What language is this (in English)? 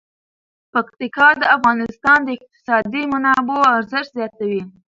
Pashto